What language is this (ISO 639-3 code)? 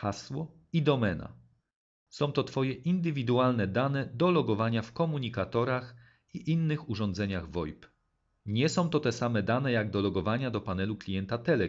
pol